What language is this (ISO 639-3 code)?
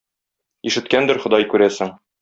tat